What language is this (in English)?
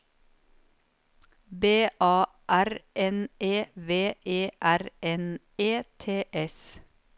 Norwegian